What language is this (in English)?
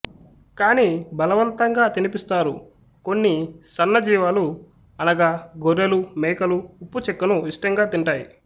Telugu